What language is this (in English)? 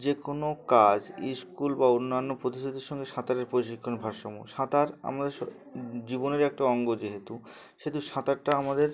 Bangla